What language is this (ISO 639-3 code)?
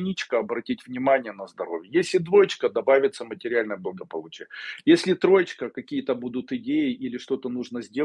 rus